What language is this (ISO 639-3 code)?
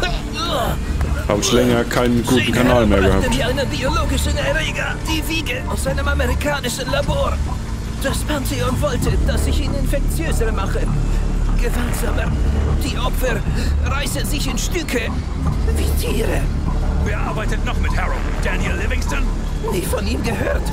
deu